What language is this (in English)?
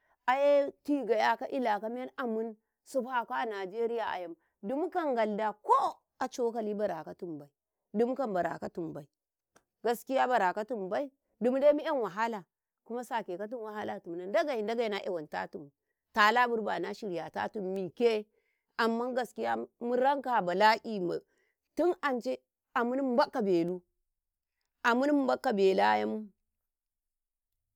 Karekare